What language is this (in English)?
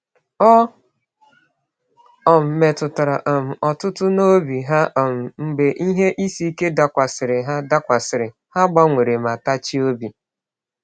Igbo